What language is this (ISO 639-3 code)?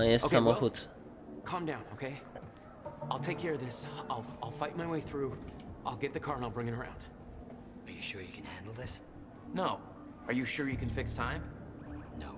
pol